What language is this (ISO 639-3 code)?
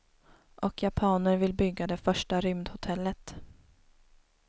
swe